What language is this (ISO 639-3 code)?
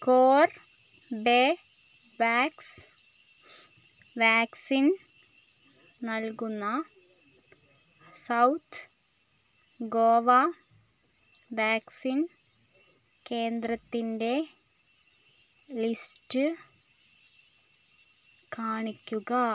mal